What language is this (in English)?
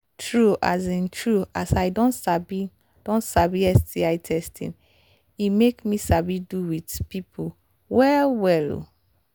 Nigerian Pidgin